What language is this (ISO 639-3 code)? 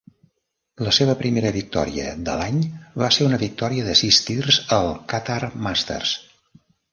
cat